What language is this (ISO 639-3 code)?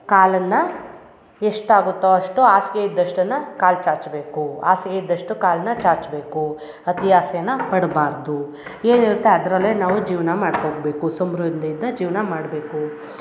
kan